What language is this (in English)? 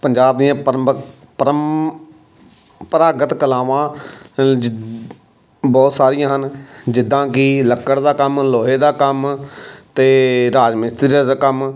Punjabi